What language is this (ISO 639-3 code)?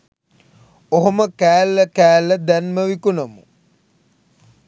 sin